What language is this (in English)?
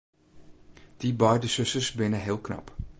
Western Frisian